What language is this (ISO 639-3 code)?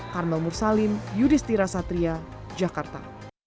ind